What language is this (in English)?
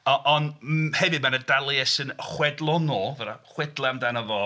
Welsh